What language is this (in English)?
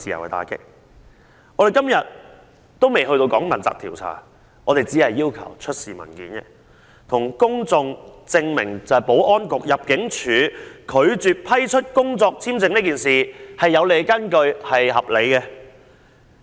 Cantonese